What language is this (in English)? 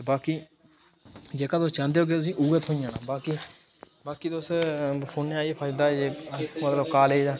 Dogri